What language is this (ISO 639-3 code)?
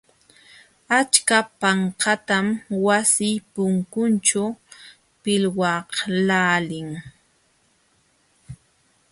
qxw